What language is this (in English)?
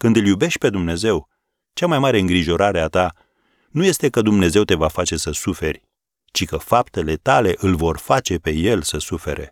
Romanian